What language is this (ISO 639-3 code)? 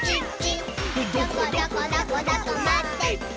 jpn